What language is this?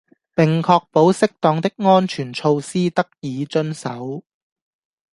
Cantonese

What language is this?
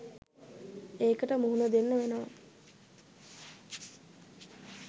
Sinhala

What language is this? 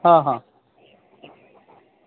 Marathi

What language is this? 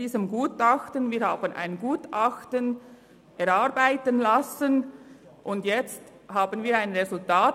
Swiss German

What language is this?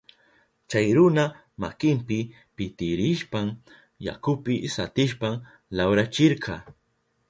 Southern Pastaza Quechua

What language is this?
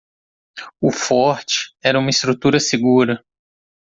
Portuguese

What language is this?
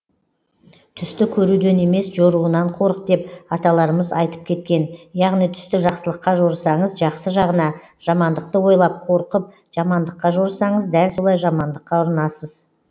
Kazakh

